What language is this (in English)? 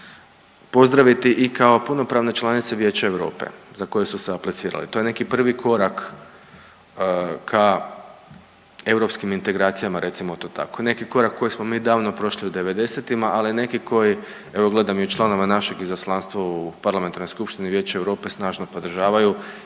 Croatian